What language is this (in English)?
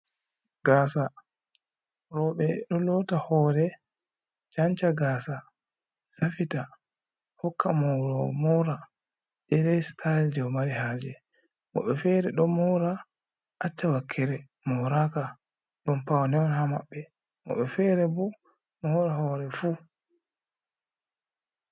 Fula